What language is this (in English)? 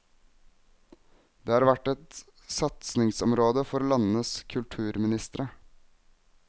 Norwegian